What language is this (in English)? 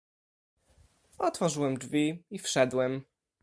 Polish